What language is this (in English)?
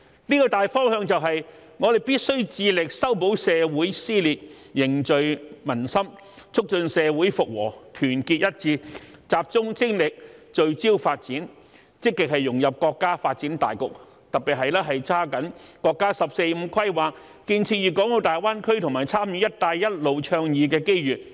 Cantonese